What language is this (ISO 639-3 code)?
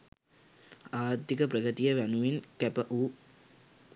sin